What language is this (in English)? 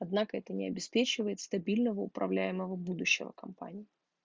Russian